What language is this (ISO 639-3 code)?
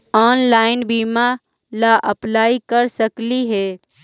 mag